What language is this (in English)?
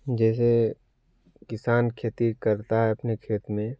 Hindi